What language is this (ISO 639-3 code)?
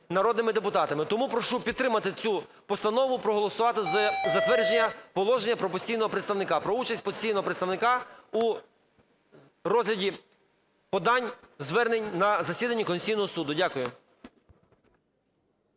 ukr